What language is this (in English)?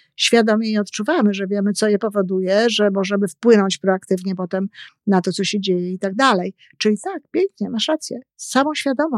Polish